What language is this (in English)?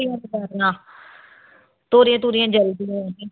Punjabi